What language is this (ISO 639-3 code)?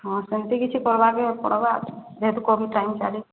ori